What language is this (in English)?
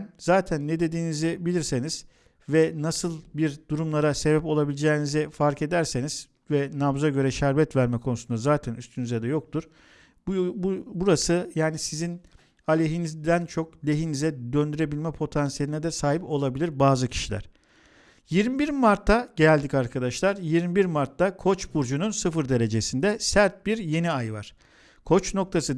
Turkish